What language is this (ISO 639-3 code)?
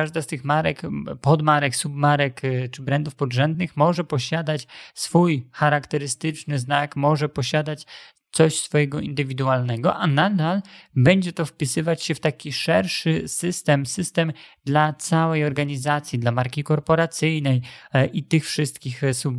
pol